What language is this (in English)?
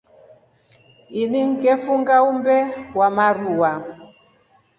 Rombo